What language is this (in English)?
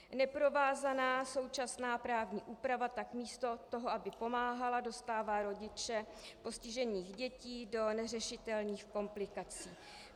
Czech